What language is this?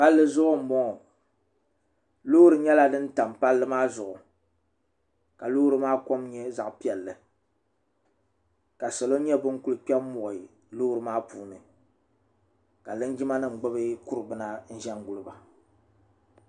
Dagbani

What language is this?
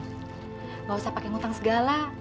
Indonesian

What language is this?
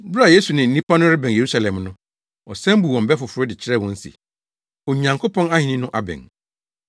Akan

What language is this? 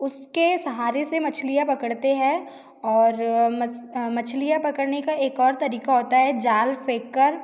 Hindi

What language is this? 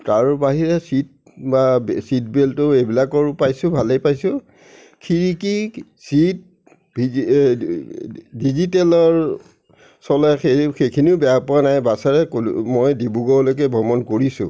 Assamese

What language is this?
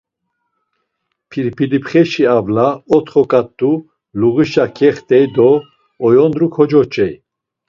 Laz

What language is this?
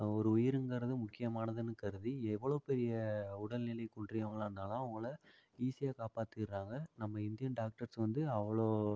Tamil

